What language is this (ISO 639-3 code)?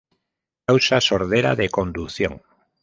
spa